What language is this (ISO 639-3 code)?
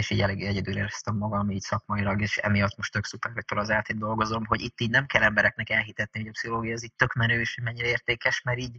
hun